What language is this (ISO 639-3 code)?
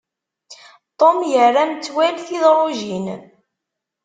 kab